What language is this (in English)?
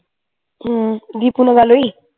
Punjabi